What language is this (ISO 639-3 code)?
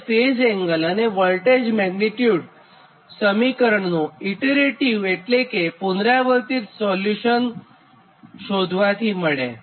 guj